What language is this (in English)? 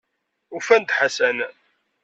Kabyle